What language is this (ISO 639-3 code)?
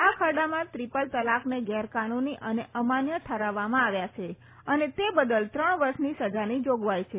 guj